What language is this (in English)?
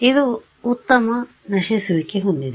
Kannada